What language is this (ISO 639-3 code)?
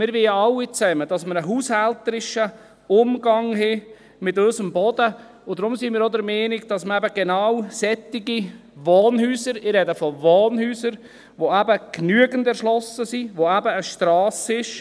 gsw